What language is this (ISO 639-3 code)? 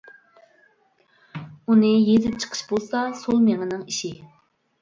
uig